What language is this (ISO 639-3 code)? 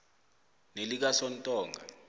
nbl